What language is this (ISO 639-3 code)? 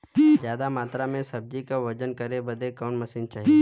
bho